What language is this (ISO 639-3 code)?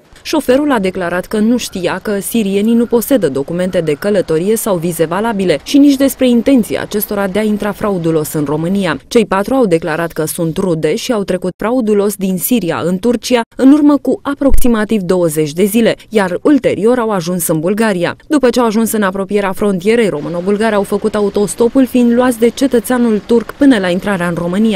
ron